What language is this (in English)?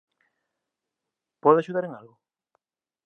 Galician